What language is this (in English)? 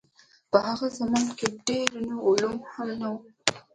Pashto